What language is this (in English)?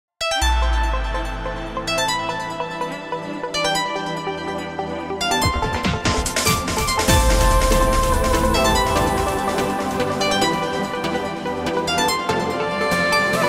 Persian